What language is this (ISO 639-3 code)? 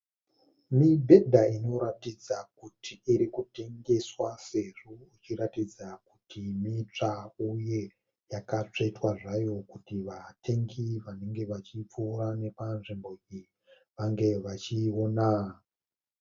sna